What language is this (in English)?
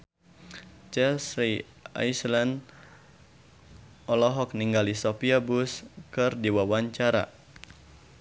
Sundanese